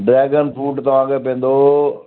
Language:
Sindhi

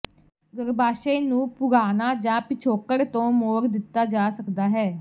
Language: Punjabi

